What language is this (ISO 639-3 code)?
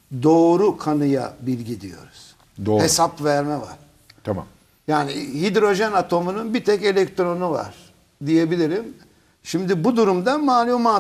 tur